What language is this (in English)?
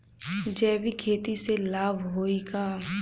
Bhojpuri